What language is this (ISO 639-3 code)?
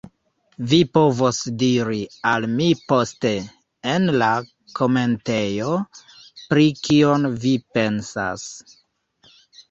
epo